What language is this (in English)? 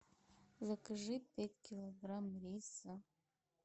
Russian